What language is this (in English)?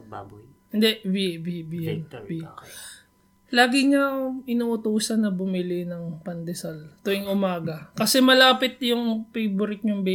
Filipino